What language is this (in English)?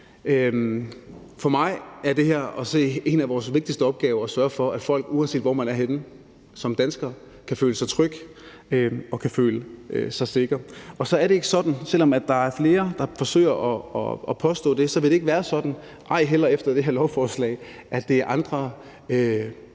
Danish